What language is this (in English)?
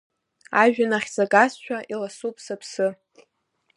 Abkhazian